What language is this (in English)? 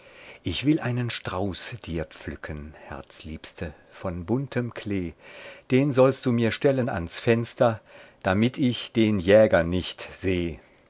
German